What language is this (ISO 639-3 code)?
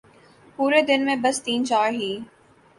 urd